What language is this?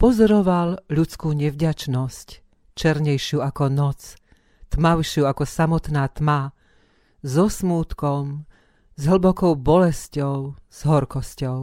Slovak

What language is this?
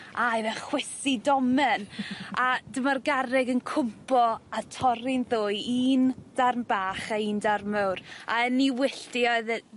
Welsh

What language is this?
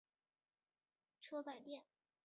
Chinese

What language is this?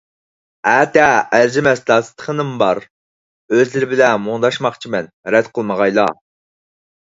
Uyghur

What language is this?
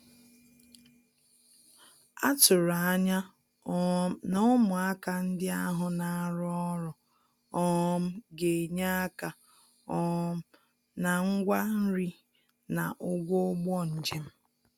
Igbo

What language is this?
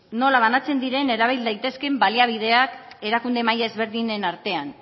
Basque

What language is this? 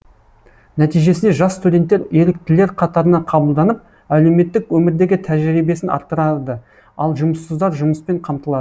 Kazakh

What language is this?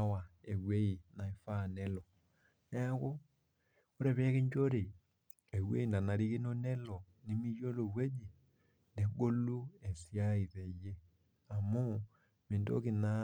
Masai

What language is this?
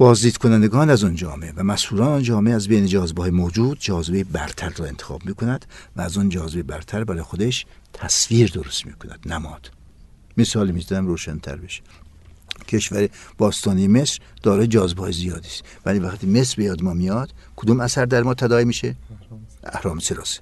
Persian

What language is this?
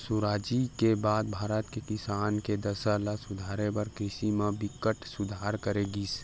Chhattisgarhi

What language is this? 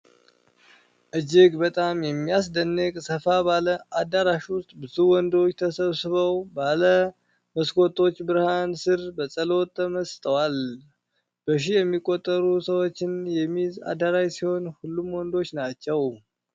Amharic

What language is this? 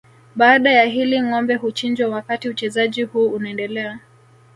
Swahili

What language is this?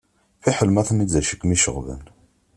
Kabyle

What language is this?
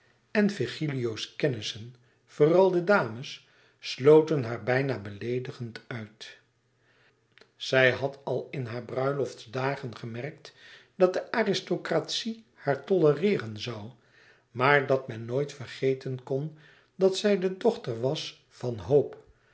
Dutch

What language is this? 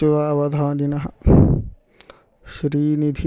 Sanskrit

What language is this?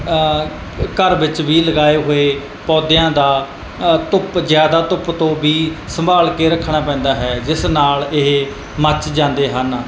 Punjabi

